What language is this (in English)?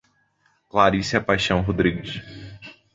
Portuguese